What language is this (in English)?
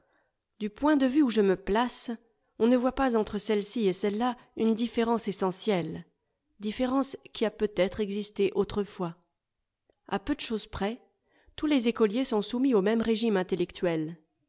French